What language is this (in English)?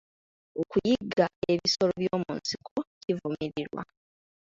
Ganda